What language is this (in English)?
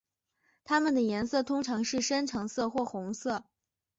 Chinese